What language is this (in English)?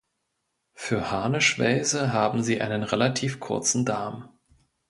German